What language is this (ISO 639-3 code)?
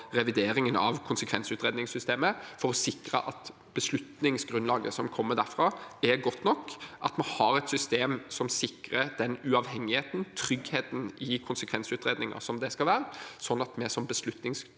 nor